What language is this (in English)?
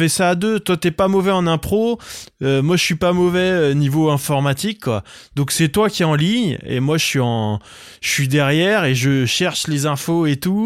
French